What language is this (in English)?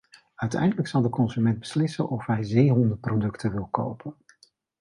Dutch